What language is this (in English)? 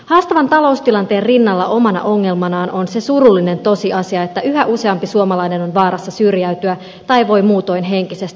Finnish